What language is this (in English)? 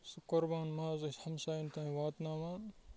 Kashmiri